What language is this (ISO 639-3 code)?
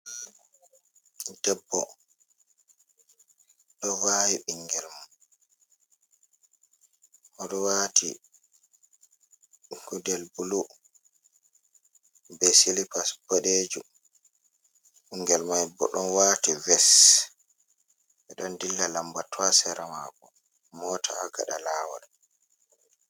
ful